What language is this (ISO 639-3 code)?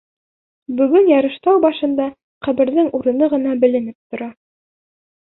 bak